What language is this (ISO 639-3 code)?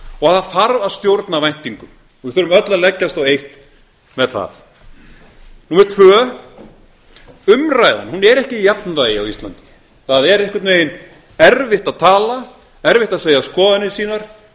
isl